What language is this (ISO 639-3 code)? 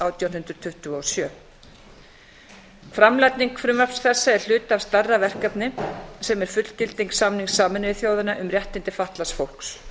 isl